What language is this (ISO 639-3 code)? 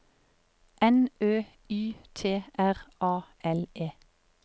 nor